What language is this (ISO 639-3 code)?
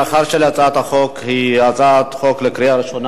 heb